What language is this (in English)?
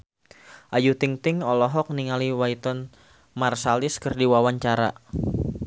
Sundanese